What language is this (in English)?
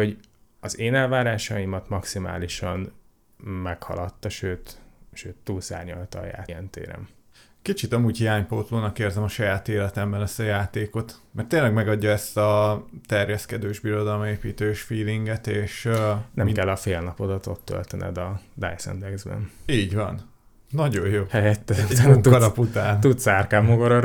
Hungarian